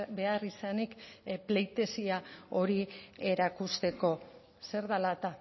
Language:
Basque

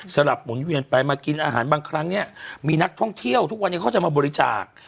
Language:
Thai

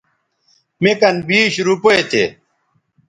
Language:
Bateri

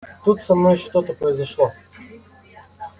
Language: Russian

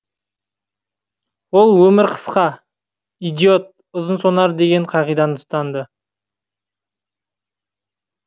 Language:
Kazakh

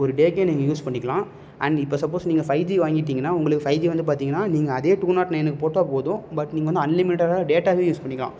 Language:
Tamil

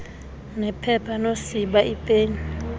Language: Xhosa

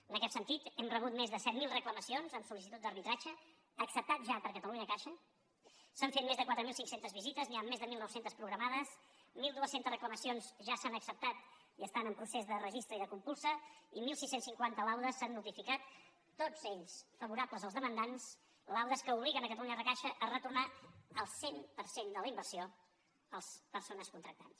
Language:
Catalan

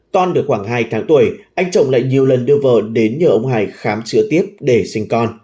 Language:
Vietnamese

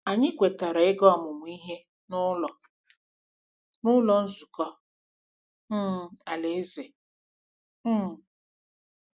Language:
Igbo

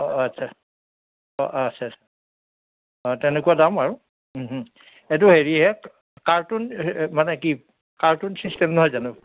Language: Assamese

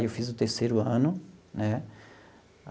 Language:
Portuguese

